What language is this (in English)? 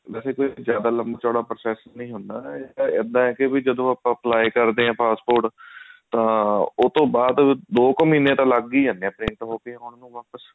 Punjabi